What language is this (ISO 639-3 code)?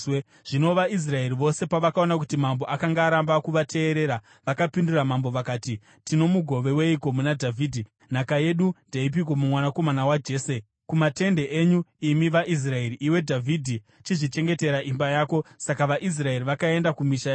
sna